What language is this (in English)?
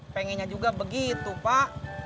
Indonesian